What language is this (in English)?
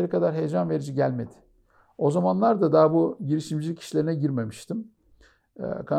Turkish